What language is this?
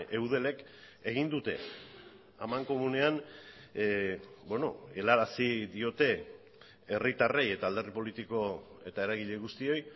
Basque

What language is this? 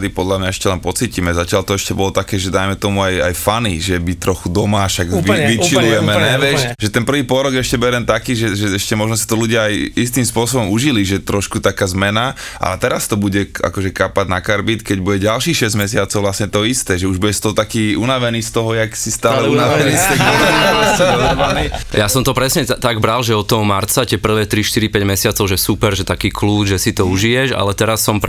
Slovak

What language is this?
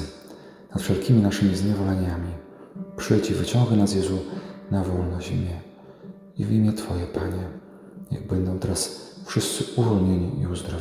Polish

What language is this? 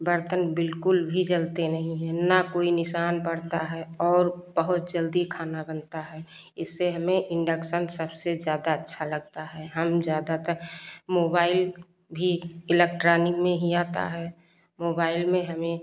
Hindi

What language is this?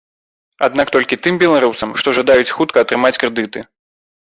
Belarusian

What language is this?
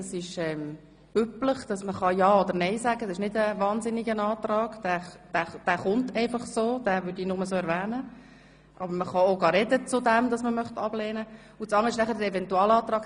Swiss German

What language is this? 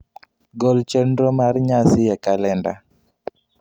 Luo (Kenya and Tanzania)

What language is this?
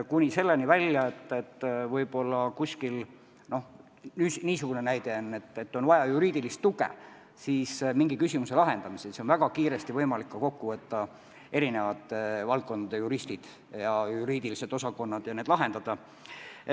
Estonian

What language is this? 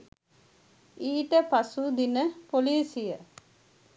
Sinhala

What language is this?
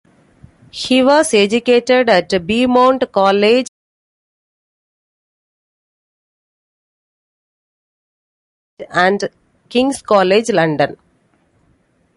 English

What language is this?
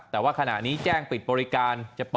Thai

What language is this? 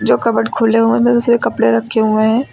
Hindi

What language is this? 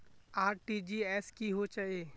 Magahi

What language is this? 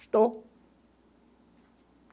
Portuguese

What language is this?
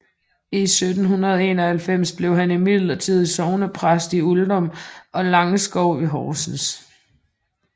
Danish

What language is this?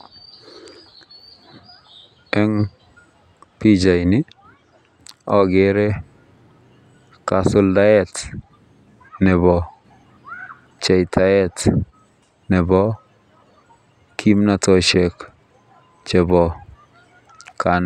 Kalenjin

